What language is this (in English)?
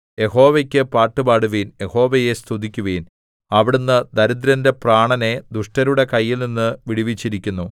Malayalam